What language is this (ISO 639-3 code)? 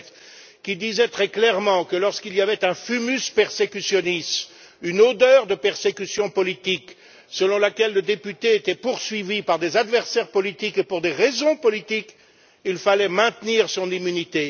fra